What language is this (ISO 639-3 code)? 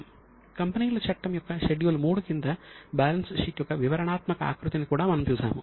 tel